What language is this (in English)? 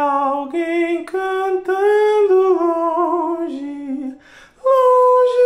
Portuguese